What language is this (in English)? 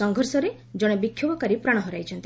Odia